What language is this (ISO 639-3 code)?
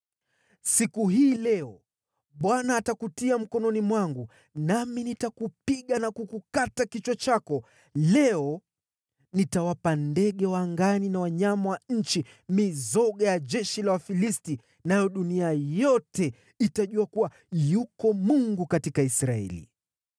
swa